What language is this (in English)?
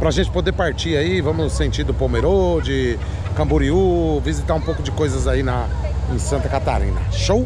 Portuguese